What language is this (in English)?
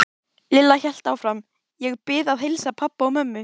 Icelandic